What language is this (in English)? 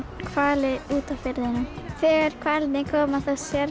Icelandic